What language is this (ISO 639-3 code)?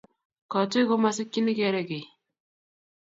kln